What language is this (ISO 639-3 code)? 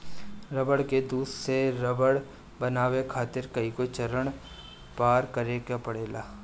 bho